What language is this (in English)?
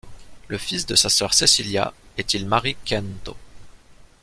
French